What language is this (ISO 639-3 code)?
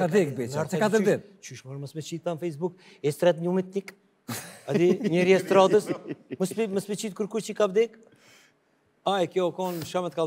ron